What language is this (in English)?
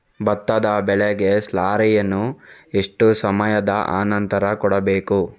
Kannada